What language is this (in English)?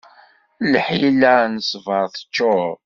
Kabyle